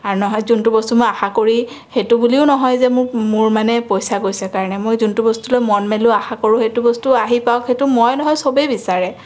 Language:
Assamese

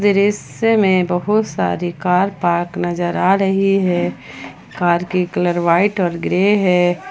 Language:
Hindi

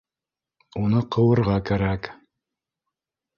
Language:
Bashkir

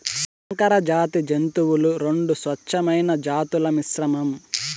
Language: Telugu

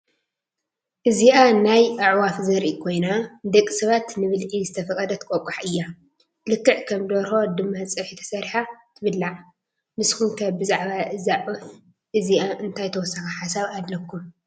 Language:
Tigrinya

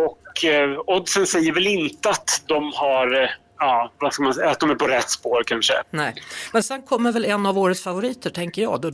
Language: Swedish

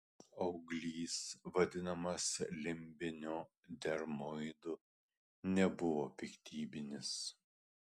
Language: Lithuanian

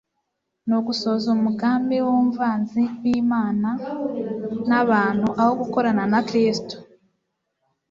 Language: Kinyarwanda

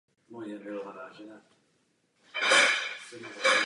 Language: Czech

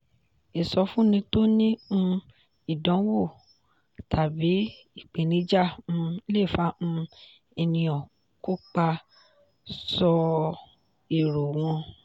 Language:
Yoruba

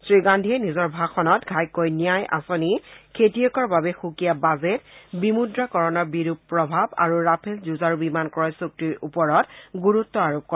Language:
Assamese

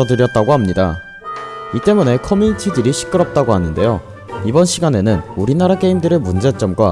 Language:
Korean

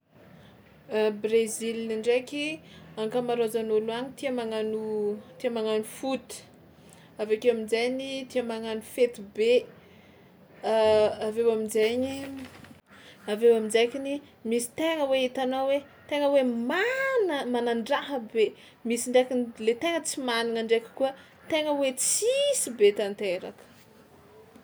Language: Tsimihety Malagasy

